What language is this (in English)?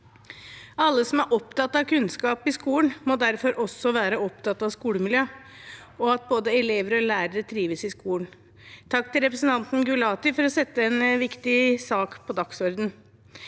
Norwegian